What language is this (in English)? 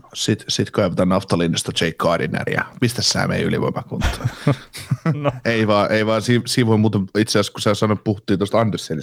Finnish